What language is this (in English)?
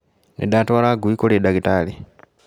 Kikuyu